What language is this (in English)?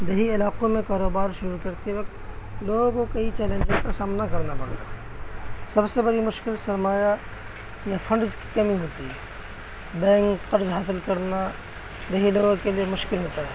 Urdu